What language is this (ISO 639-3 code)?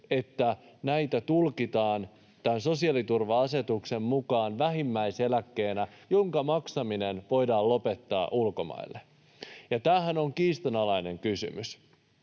fin